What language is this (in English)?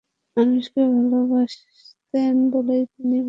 Bangla